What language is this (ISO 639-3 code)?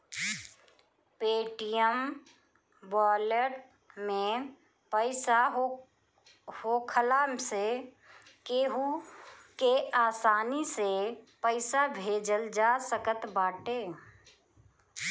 bho